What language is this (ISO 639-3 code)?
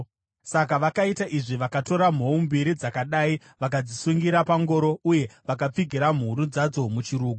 sna